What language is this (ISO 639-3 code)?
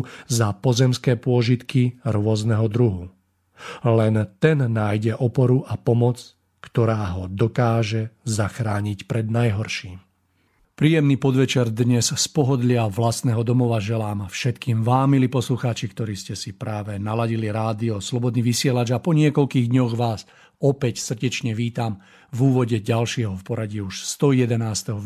slk